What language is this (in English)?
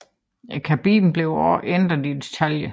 Danish